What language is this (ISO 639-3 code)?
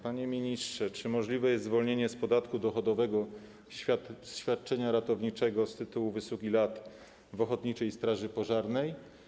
pol